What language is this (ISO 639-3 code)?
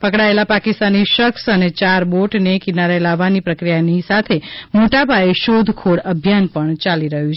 guj